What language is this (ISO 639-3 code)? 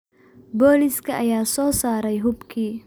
som